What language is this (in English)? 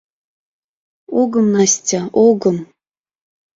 Mari